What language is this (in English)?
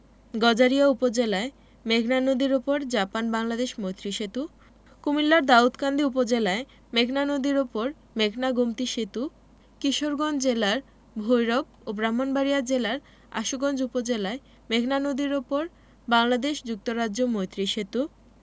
Bangla